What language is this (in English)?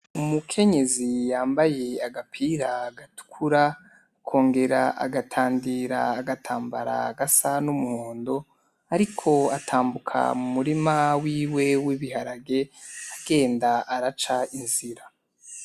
Rundi